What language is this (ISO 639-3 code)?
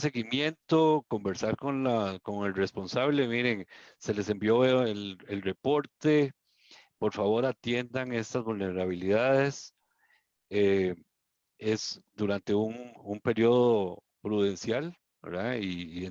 spa